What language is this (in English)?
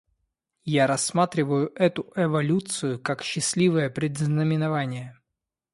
Russian